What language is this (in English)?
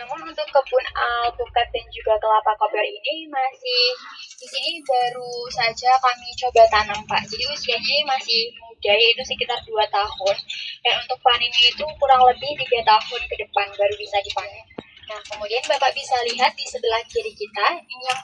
Indonesian